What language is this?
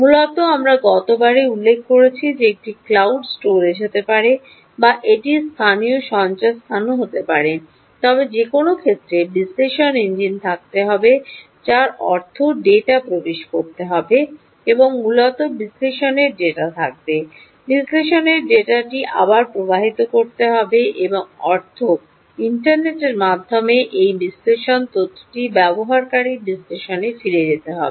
Bangla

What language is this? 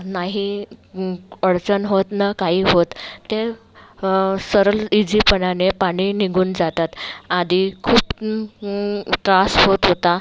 Marathi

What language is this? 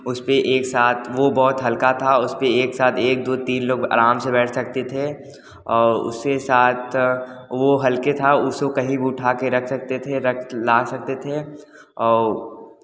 Hindi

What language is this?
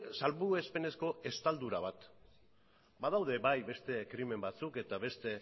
Basque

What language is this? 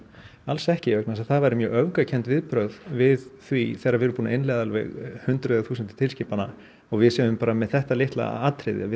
Icelandic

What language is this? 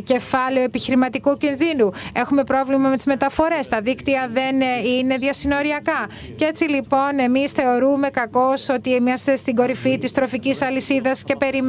Greek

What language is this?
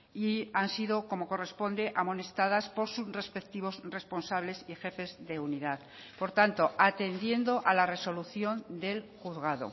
Spanish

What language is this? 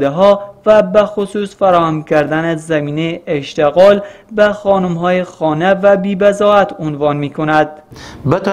Persian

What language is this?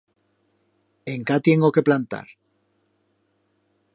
Aragonese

